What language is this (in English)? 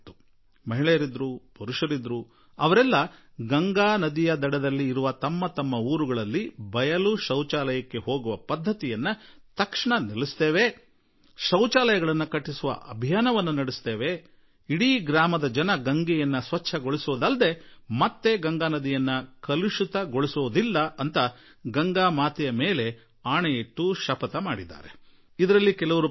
Kannada